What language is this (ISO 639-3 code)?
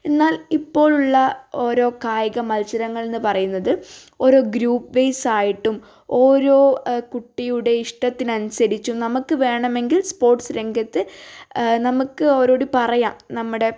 mal